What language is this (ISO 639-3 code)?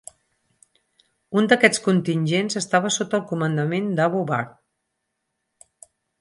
cat